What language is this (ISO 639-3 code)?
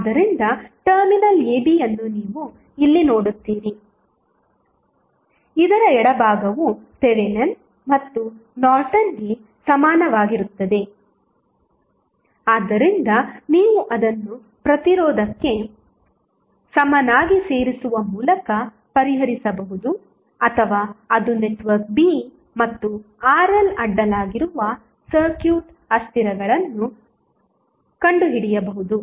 kan